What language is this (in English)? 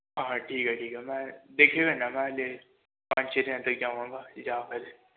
Punjabi